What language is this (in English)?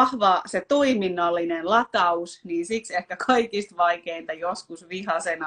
Finnish